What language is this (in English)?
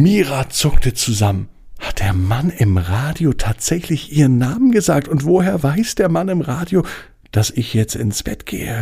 German